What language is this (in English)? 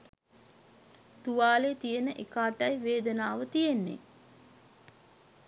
Sinhala